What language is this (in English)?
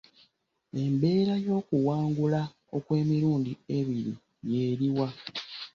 Ganda